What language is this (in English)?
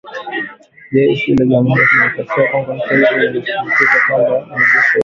Swahili